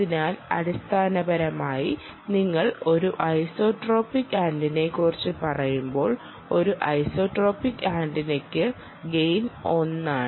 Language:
Malayalam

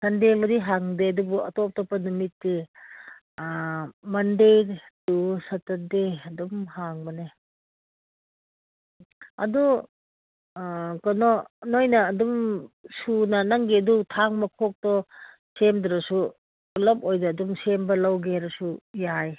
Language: Manipuri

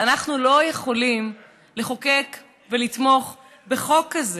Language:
Hebrew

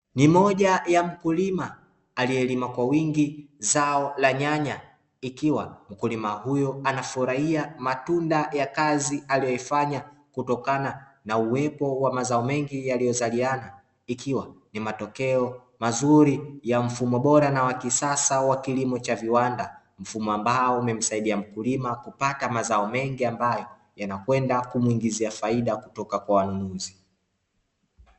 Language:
Swahili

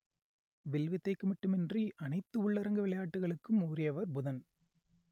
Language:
Tamil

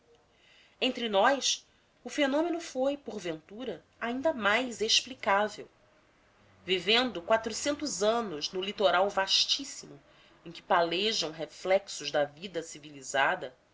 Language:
Portuguese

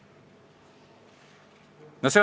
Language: Estonian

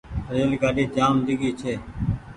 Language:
Goaria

